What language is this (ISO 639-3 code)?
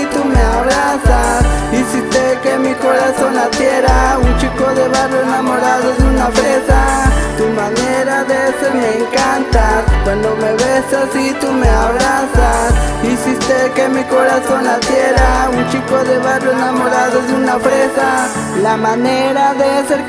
spa